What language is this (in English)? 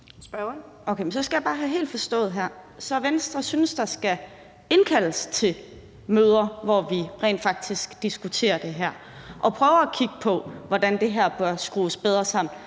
Danish